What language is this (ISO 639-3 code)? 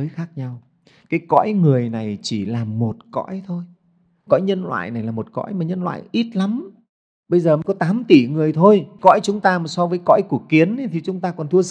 vie